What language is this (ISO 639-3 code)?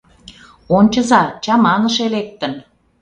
chm